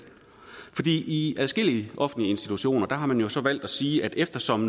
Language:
Danish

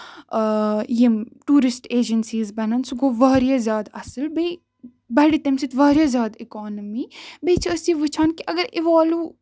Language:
Kashmiri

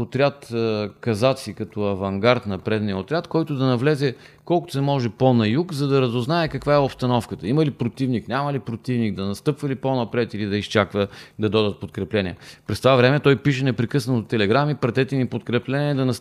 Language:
Bulgarian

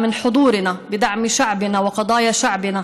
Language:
Hebrew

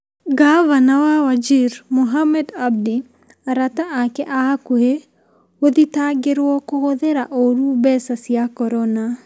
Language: Kikuyu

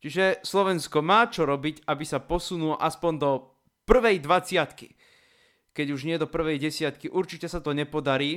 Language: Slovak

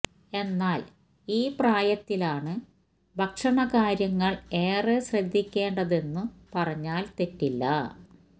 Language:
Malayalam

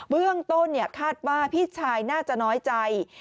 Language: Thai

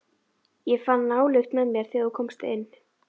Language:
Icelandic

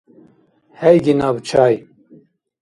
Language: Dargwa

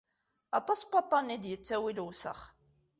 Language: Kabyle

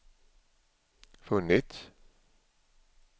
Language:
Swedish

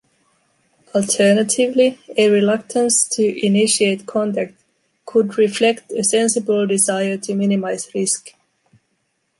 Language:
English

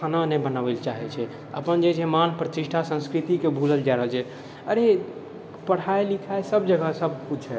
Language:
Maithili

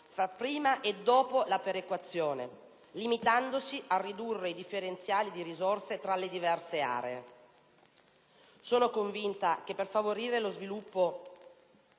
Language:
Italian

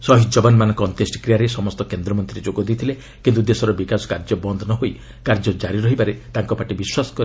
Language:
Odia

